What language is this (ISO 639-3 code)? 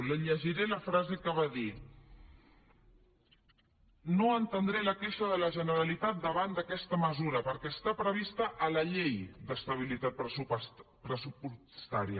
cat